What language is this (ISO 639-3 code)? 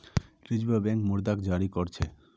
mag